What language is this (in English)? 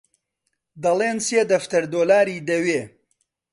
Central Kurdish